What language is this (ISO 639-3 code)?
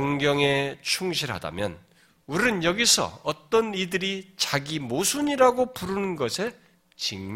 kor